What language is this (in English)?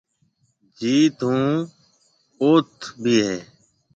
Marwari (Pakistan)